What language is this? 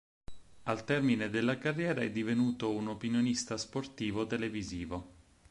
Italian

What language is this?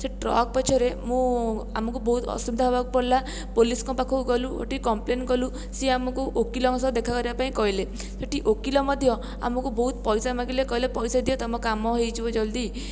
Odia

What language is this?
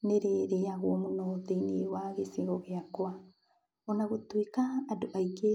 Kikuyu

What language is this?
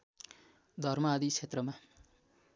Nepali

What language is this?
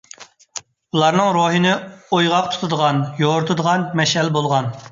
Uyghur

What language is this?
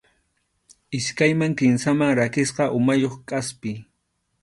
Arequipa-La Unión Quechua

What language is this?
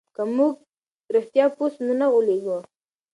Pashto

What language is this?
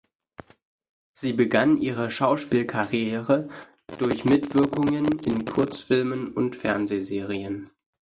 German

